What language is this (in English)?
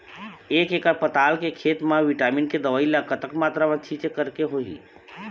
Chhattisgarhi